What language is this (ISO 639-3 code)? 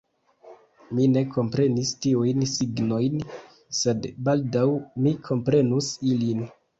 epo